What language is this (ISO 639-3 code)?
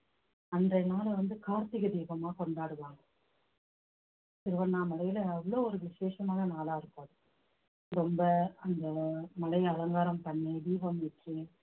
tam